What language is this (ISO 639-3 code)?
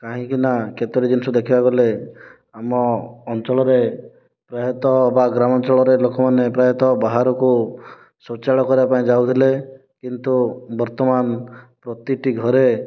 ori